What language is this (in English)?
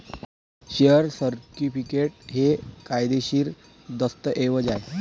Marathi